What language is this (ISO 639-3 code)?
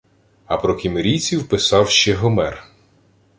ukr